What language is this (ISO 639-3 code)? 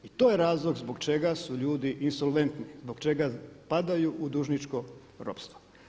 hrv